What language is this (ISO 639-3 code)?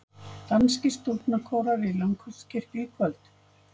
isl